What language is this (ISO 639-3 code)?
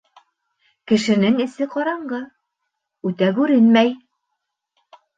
bak